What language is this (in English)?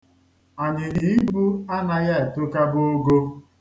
Igbo